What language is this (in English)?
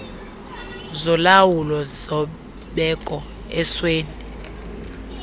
Xhosa